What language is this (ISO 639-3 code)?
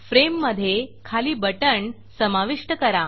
mar